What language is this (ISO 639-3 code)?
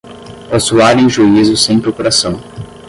por